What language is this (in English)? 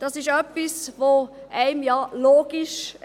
Swiss German